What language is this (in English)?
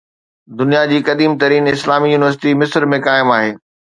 Sindhi